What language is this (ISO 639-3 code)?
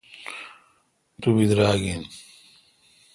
xka